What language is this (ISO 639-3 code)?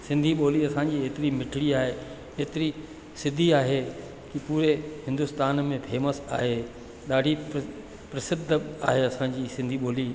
snd